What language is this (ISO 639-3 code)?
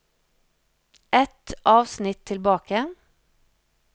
nor